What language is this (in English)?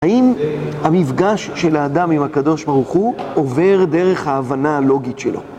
Hebrew